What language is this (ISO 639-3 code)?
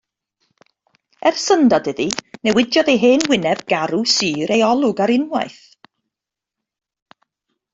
cym